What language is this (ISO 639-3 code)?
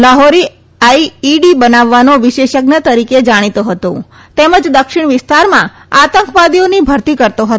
guj